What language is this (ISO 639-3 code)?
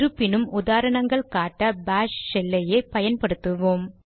tam